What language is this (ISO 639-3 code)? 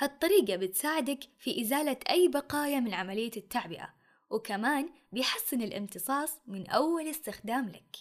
ara